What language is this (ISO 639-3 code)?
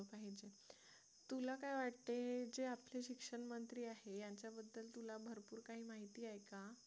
mar